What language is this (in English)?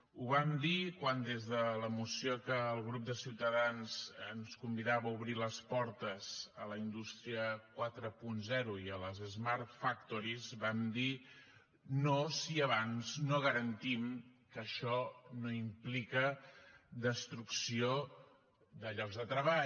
Catalan